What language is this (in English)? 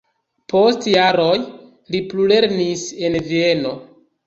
Esperanto